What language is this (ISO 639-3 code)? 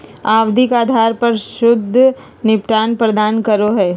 mag